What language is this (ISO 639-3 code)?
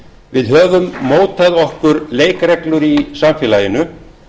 isl